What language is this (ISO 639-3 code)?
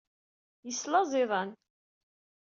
kab